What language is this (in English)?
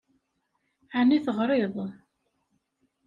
Kabyle